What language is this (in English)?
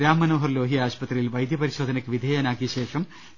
Malayalam